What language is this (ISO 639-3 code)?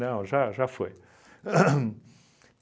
por